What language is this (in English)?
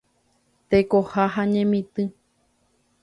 Guarani